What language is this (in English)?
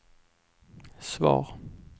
Swedish